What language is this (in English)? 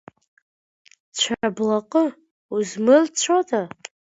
Abkhazian